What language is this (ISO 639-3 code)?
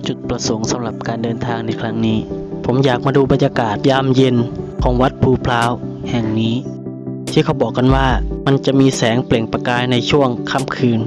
tha